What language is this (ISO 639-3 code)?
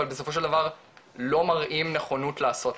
heb